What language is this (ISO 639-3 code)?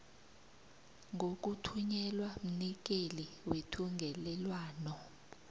nbl